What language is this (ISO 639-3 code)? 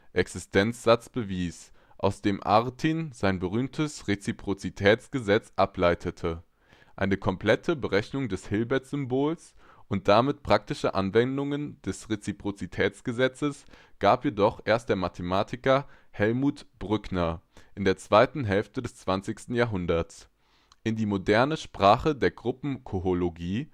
deu